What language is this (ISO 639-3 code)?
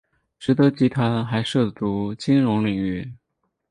zho